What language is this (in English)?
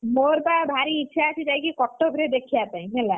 Odia